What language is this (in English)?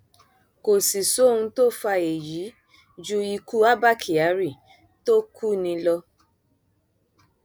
Yoruba